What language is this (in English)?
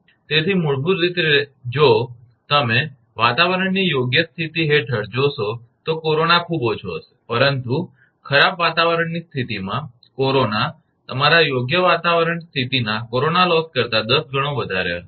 Gujarati